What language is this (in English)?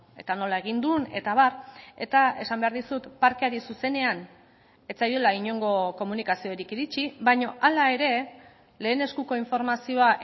Basque